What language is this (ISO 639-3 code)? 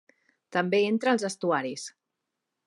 cat